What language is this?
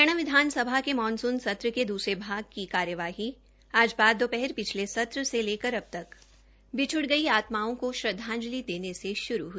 Hindi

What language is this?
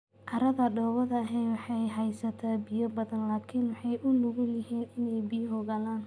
Somali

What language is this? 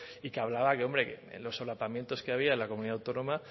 Spanish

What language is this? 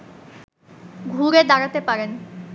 Bangla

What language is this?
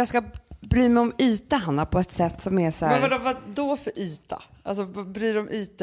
Swedish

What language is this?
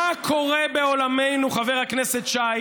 Hebrew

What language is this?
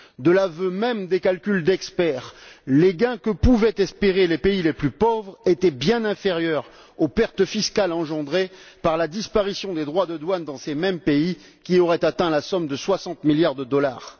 French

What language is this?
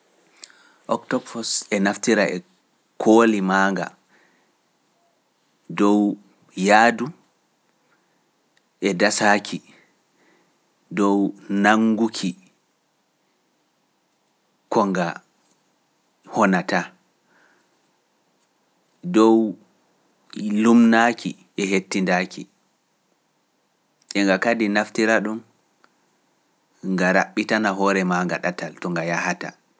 Pular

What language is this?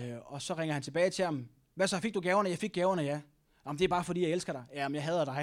Danish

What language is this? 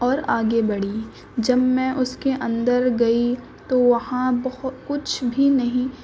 Urdu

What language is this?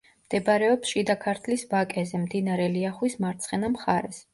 Georgian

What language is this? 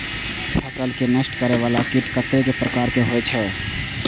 Maithili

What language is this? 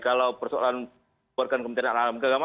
Indonesian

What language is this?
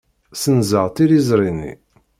Kabyle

